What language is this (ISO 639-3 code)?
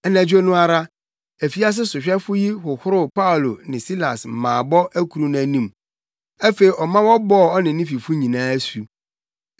aka